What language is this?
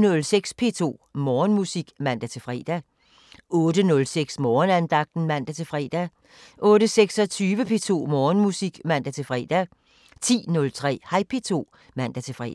Danish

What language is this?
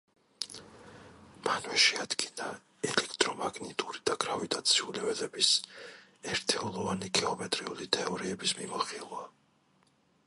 Georgian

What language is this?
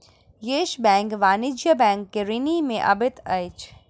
Maithili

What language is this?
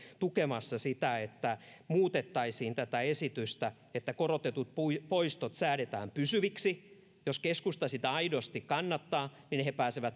Finnish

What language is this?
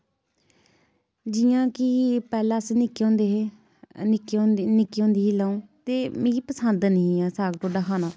Dogri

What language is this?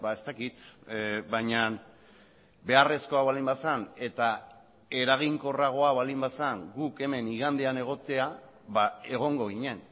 Basque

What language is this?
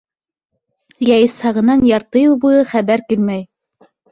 Bashkir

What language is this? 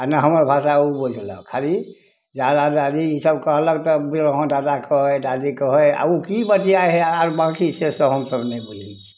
Maithili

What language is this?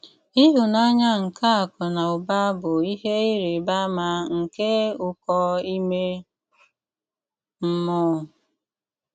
Igbo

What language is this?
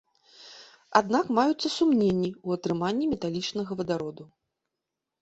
Belarusian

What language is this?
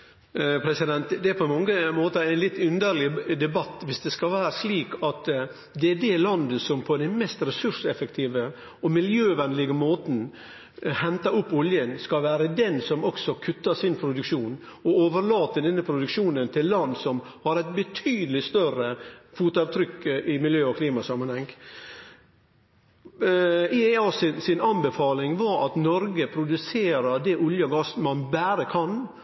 Norwegian Nynorsk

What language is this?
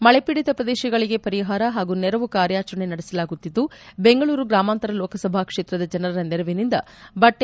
Kannada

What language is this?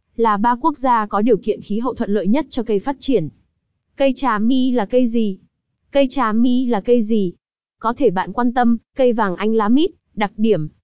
Vietnamese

